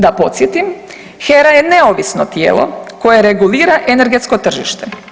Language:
Croatian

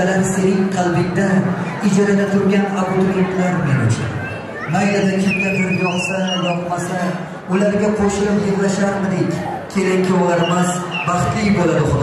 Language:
Turkish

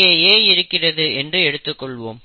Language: Tamil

